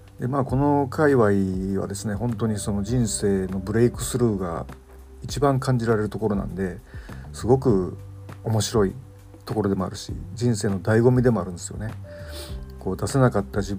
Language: Japanese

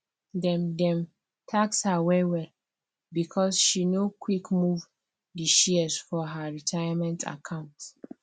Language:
Nigerian Pidgin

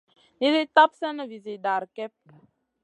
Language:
Masana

